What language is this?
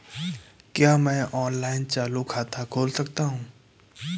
Hindi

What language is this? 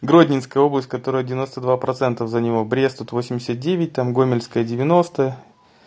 Russian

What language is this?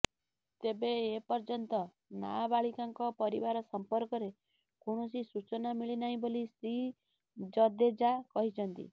Odia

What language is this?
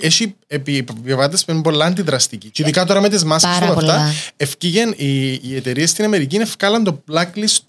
Greek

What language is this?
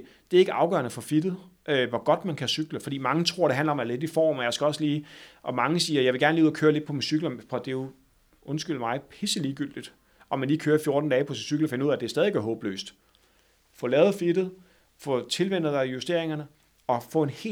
Danish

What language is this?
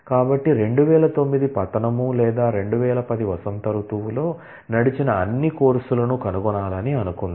Telugu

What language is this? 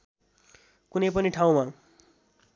Nepali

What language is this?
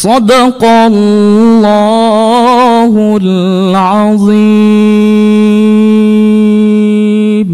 Arabic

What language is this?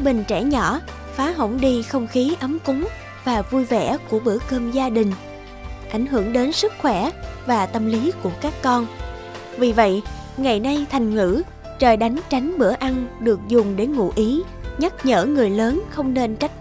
Vietnamese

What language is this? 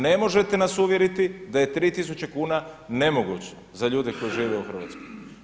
Croatian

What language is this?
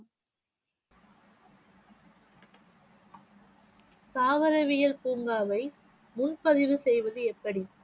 Tamil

